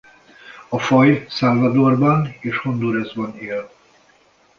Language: Hungarian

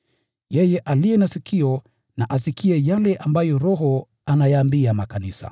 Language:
Swahili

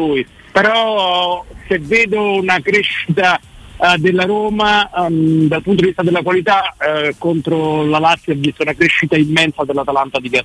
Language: Italian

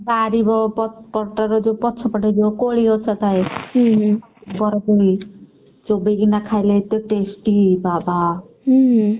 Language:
Odia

